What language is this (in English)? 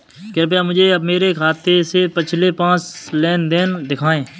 Hindi